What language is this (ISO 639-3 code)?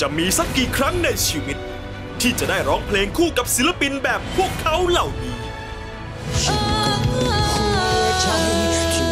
tha